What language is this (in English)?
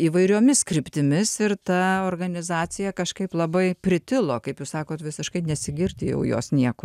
Lithuanian